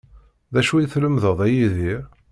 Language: Kabyle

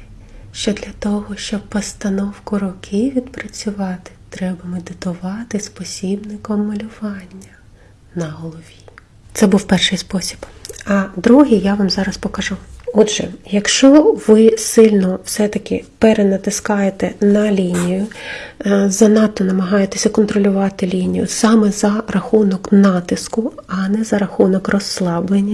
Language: Ukrainian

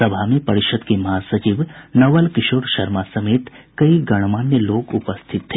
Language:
Hindi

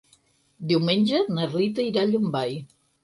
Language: Catalan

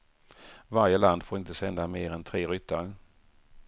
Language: Swedish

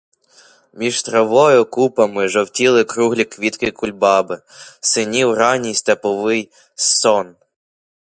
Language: Ukrainian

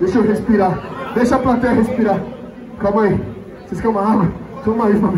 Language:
Portuguese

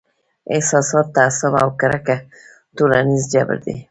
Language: Pashto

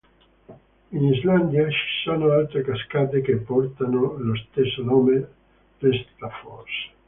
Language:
Italian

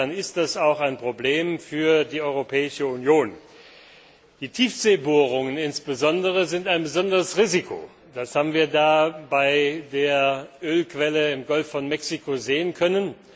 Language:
German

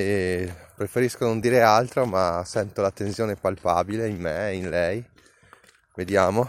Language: Italian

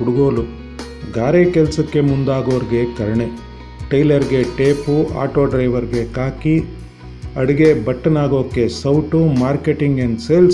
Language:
Kannada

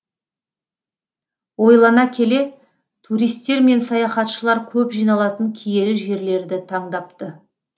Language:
Kazakh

